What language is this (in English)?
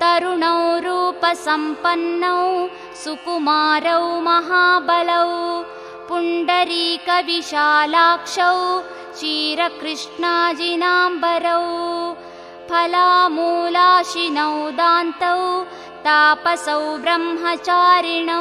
Hindi